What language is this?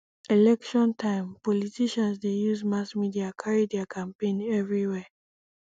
Nigerian Pidgin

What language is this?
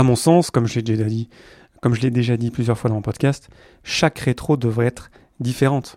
French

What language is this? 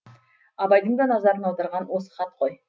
Kazakh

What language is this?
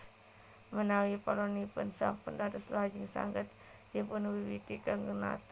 Javanese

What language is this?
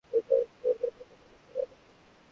Bangla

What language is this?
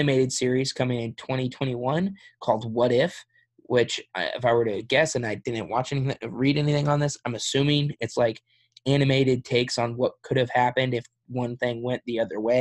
English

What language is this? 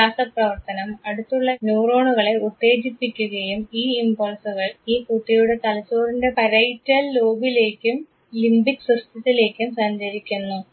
Malayalam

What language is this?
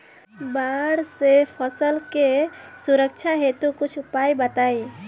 Bhojpuri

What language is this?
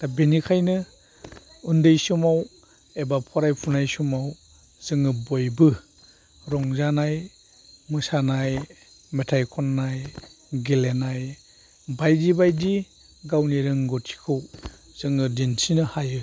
Bodo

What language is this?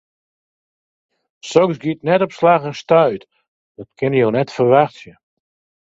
Western Frisian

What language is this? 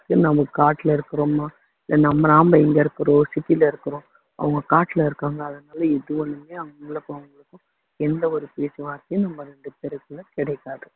Tamil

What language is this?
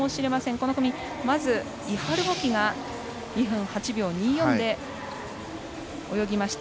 Japanese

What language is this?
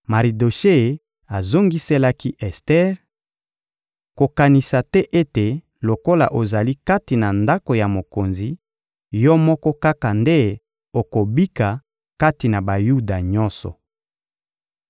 Lingala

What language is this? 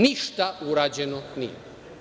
Serbian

